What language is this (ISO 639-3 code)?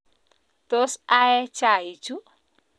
kln